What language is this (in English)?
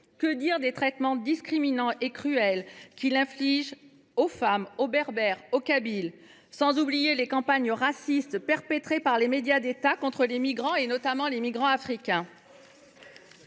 French